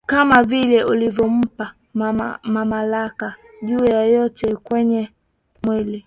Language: Swahili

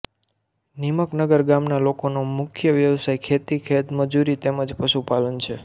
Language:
Gujarati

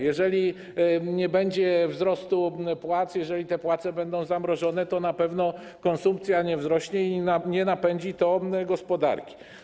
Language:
Polish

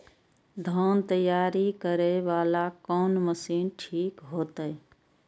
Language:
Maithili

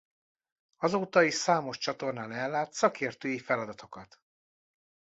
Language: Hungarian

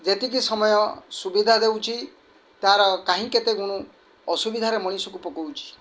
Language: Odia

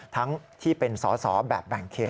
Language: Thai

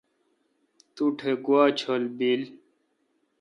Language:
Kalkoti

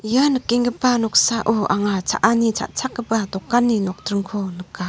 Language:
Garo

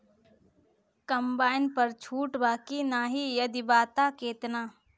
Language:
Bhojpuri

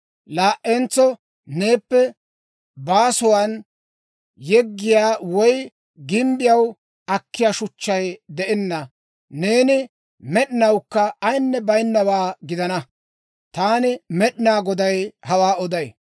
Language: Dawro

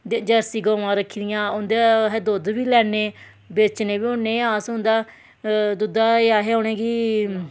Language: Dogri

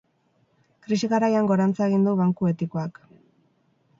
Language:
Basque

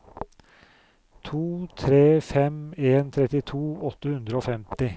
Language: Norwegian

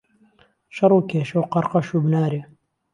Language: Central Kurdish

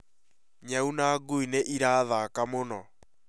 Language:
Kikuyu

